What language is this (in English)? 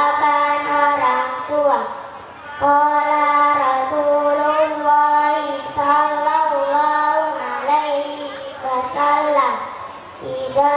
Indonesian